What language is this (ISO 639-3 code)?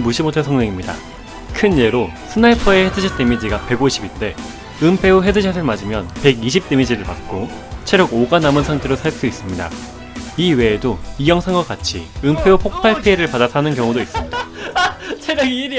kor